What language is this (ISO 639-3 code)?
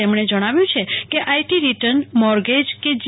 guj